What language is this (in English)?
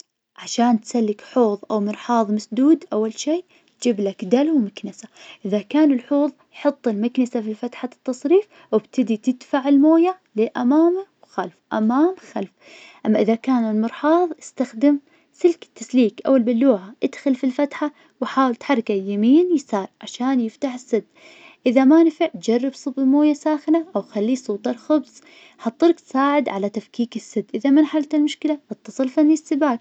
Najdi Arabic